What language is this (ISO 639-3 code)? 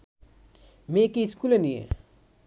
ben